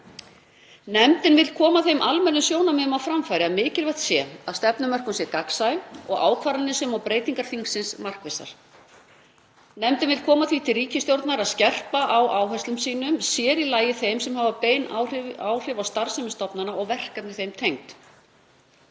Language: Icelandic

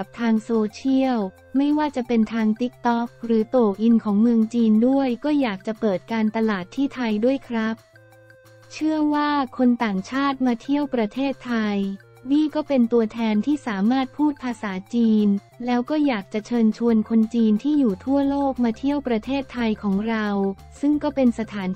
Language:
Thai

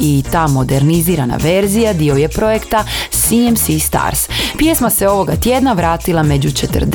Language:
Croatian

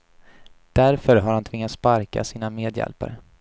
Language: Swedish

